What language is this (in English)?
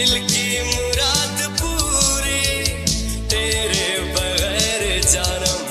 Hindi